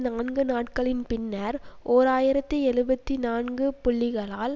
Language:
Tamil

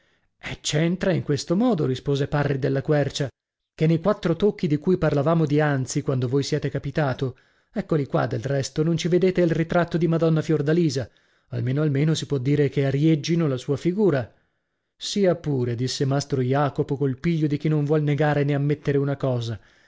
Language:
Italian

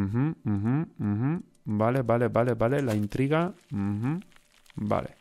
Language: Spanish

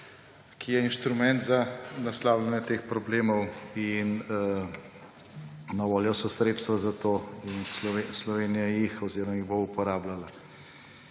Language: Slovenian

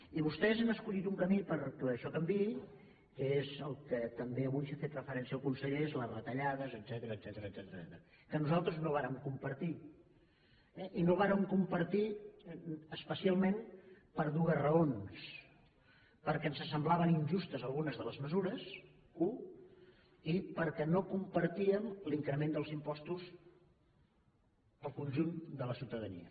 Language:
Catalan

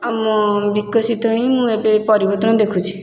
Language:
Odia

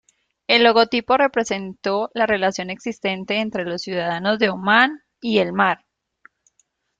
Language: Spanish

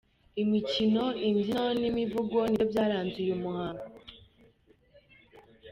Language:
Kinyarwanda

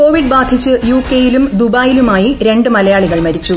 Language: Malayalam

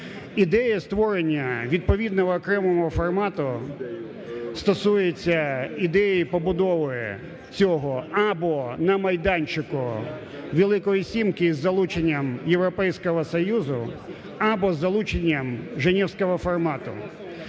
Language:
Ukrainian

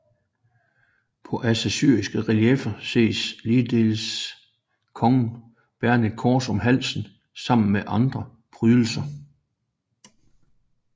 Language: Danish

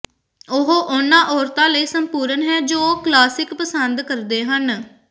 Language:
Punjabi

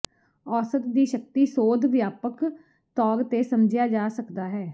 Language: Punjabi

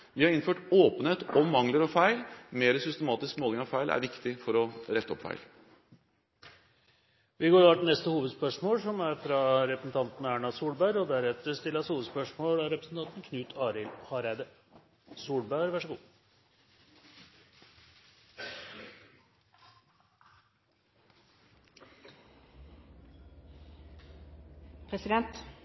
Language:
Norwegian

